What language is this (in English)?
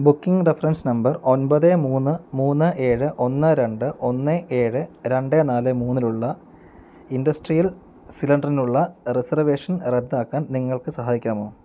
Malayalam